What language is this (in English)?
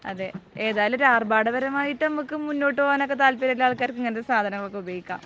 Malayalam